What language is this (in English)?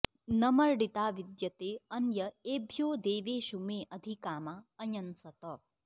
Sanskrit